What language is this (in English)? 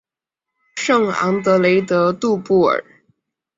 Chinese